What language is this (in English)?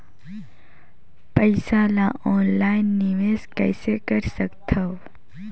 Chhattisgarhi